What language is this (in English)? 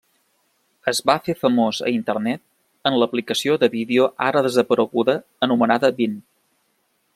Catalan